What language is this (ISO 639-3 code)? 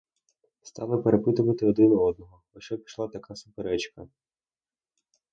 ukr